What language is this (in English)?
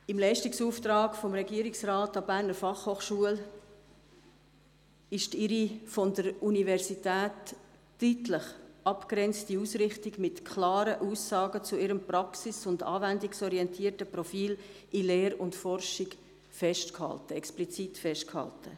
Swiss German